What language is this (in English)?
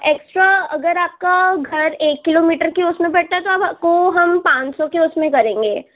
Urdu